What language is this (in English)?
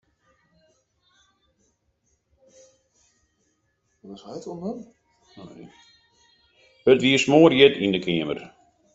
Western Frisian